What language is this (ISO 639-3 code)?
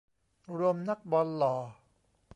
tha